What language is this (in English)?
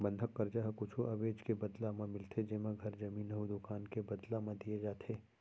Chhattisgarhi